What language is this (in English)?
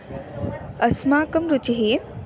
Sanskrit